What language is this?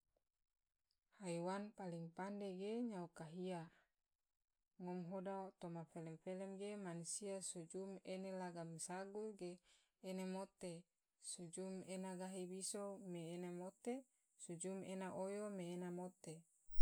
Tidore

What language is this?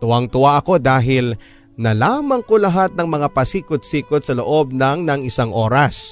Filipino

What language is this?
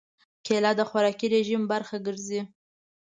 Pashto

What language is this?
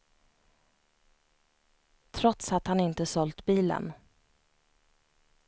Swedish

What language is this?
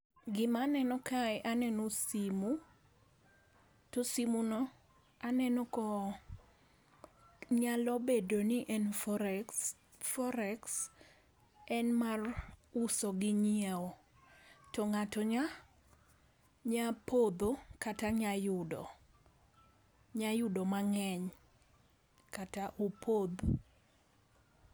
Luo (Kenya and Tanzania)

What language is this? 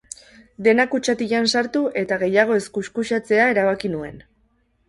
Basque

